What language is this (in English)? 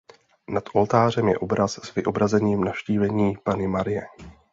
Czech